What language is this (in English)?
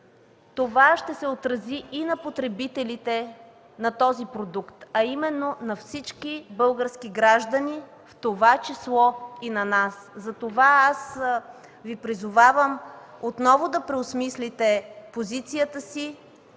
Bulgarian